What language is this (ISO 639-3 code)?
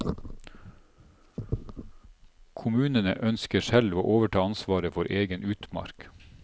nor